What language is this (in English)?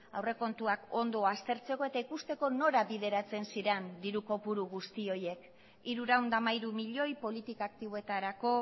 Basque